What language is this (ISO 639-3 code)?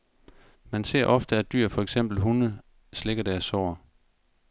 dan